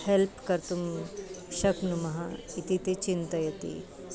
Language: Sanskrit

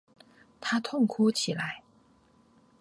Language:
Chinese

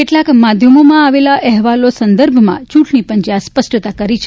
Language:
Gujarati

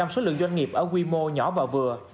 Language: Vietnamese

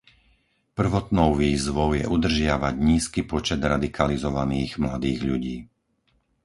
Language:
Slovak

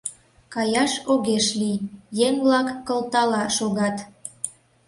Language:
Mari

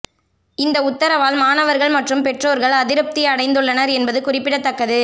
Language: Tamil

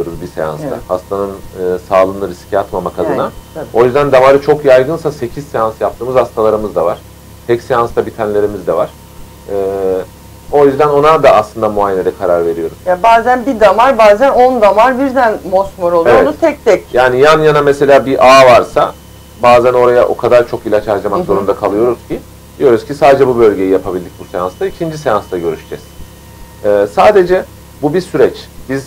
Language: Turkish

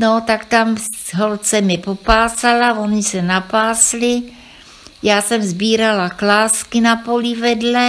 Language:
Czech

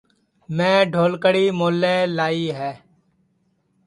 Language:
Sansi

